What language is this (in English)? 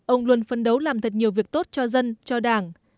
Vietnamese